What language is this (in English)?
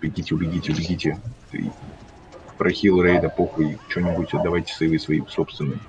Russian